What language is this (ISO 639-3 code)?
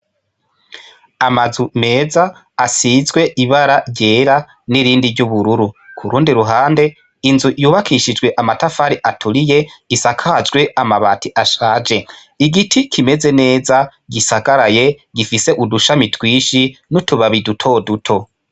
run